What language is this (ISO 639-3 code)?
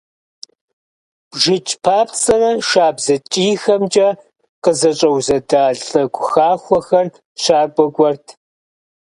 kbd